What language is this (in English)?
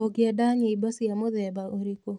Kikuyu